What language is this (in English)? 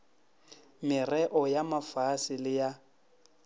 Northern Sotho